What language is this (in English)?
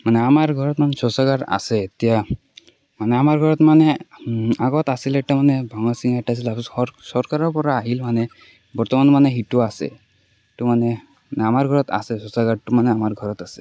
Assamese